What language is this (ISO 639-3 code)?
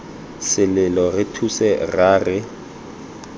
tsn